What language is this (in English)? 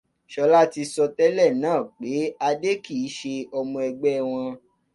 Yoruba